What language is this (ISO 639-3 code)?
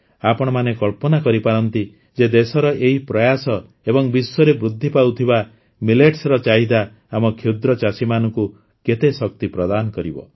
ori